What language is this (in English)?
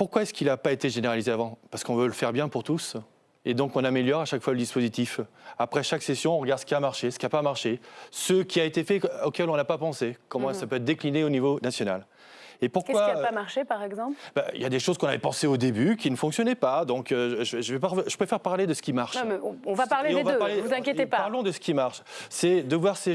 French